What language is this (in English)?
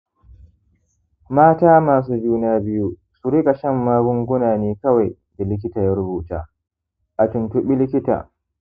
Hausa